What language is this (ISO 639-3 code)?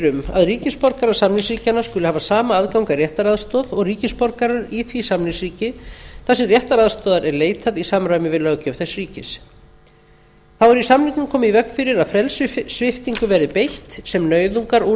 isl